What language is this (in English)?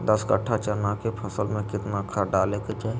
Magahi